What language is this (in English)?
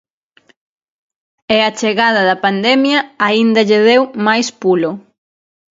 Galician